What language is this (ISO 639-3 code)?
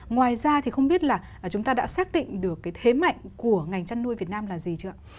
vie